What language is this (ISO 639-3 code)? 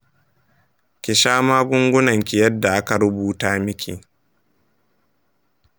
hau